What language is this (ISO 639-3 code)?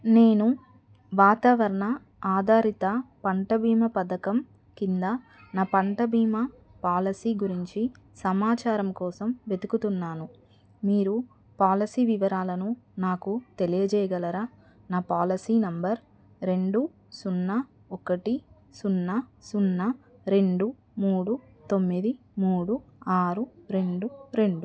tel